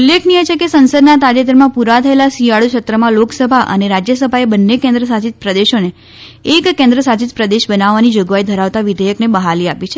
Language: Gujarati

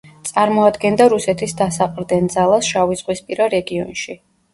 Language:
Georgian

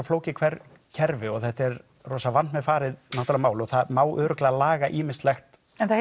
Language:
Icelandic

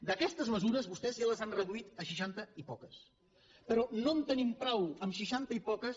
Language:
Catalan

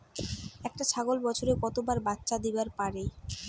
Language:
Bangla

